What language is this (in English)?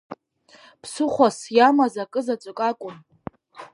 Abkhazian